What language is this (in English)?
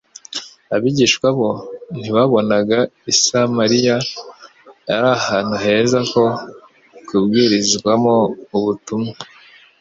Kinyarwanda